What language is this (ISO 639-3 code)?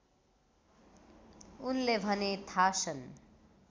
nep